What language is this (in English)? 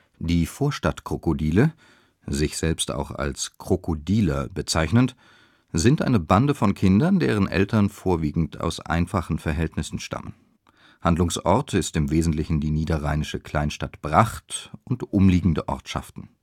German